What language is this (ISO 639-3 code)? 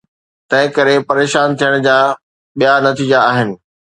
snd